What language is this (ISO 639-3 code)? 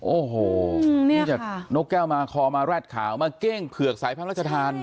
tha